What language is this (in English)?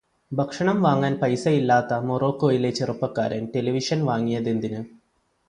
Malayalam